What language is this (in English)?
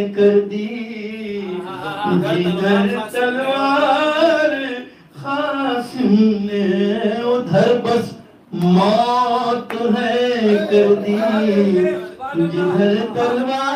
Arabic